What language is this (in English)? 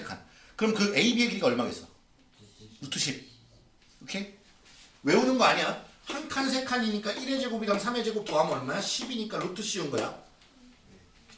Korean